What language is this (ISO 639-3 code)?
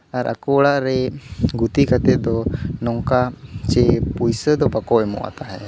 sat